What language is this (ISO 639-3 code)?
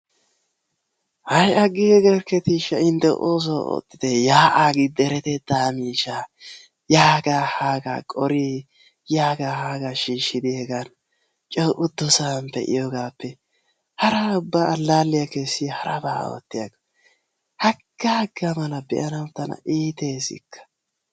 wal